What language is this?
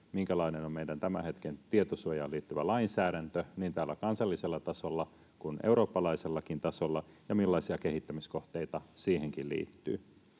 Finnish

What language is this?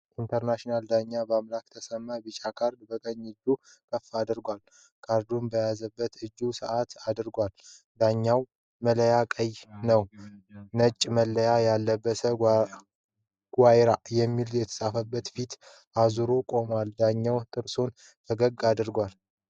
Amharic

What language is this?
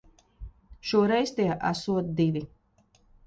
Latvian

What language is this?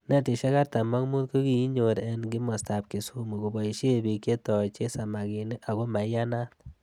Kalenjin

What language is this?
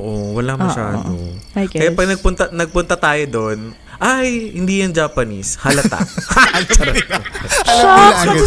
Filipino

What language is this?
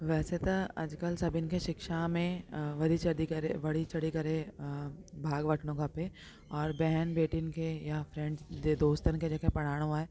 Sindhi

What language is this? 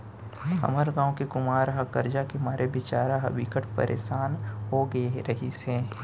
Chhattisgarhi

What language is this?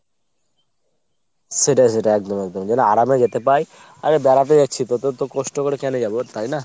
Bangla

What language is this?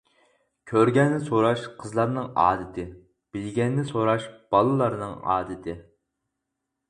Uyghur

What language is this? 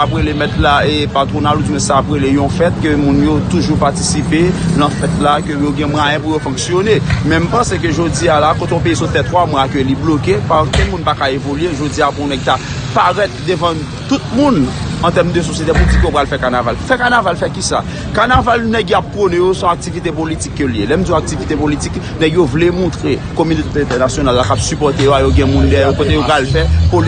French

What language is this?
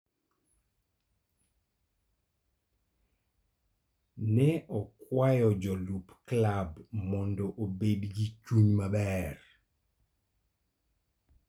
Luo (Kenya and Tanzania)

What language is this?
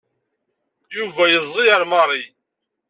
Kabyle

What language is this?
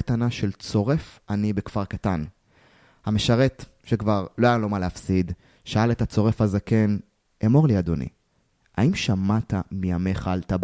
Hebrew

